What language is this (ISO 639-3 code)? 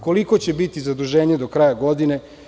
srp